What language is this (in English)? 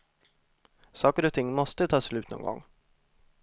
Swedish